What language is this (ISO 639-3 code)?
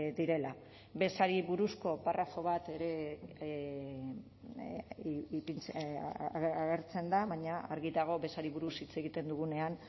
eus